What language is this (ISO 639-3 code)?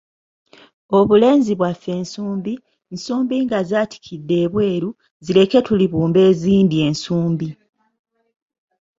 lug